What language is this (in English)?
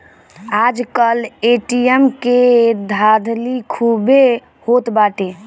Bhojpuri